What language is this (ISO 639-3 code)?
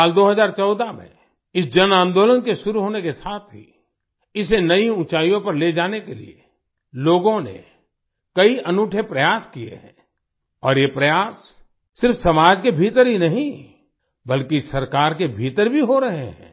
hin